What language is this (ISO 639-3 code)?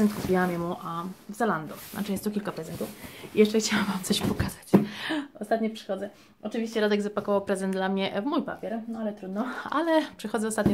pol